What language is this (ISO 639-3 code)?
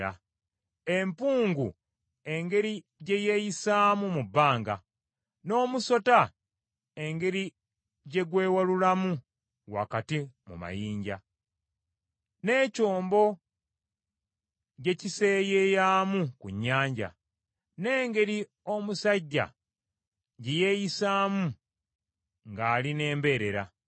lug